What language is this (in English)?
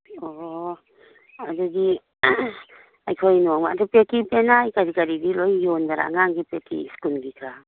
Manipuri